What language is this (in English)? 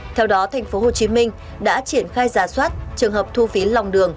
Vietnamese